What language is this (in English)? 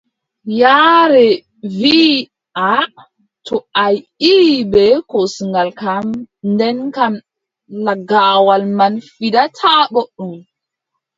Adamawa Fulfulde